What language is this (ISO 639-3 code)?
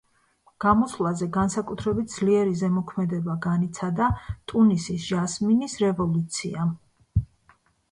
kat